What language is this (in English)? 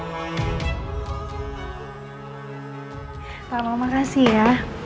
Indonesian